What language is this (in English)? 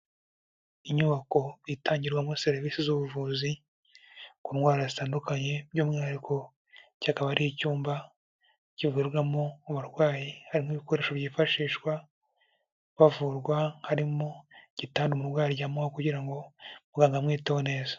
Kinyarwanda